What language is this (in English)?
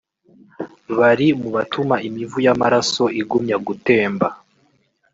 Kinyarwanda